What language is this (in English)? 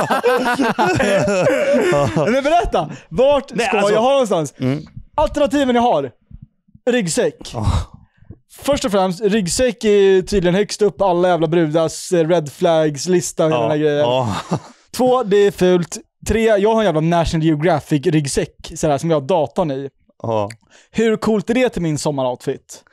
Swedish